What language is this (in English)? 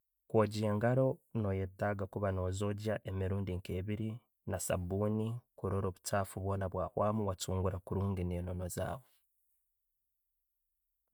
Tooro